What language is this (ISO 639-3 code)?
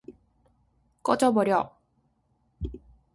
kor